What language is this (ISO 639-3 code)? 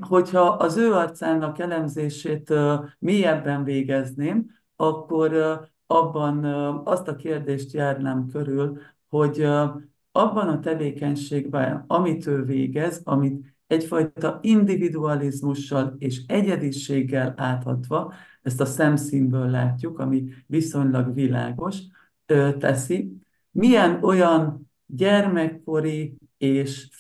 hun